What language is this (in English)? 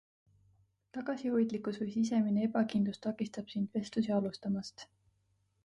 Estonian